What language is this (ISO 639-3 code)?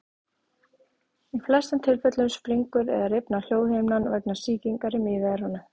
isl